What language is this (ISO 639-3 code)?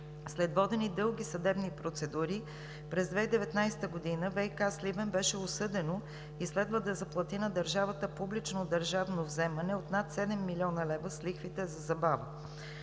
bul